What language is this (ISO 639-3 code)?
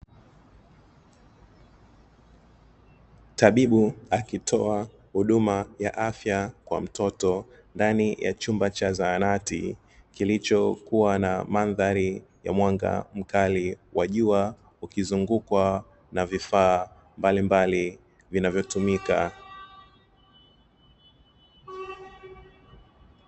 swa